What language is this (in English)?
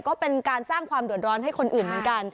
Thai